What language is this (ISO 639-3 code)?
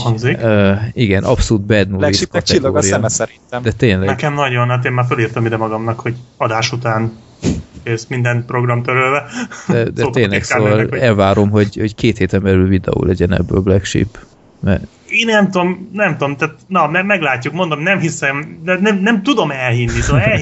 hun